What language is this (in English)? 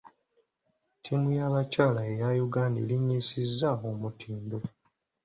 Ganda